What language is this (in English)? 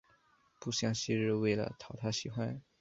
Chinese